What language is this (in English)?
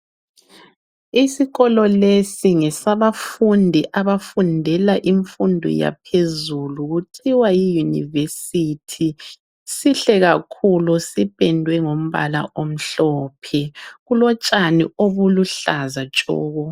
North Ndebele